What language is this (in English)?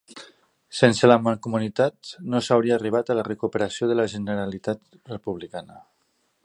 Catalan